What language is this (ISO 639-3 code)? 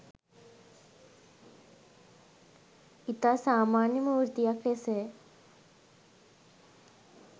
sin